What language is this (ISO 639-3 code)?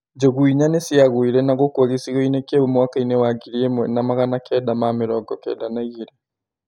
kik